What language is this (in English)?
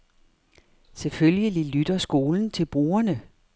Danish